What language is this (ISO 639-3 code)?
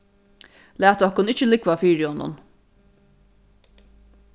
fao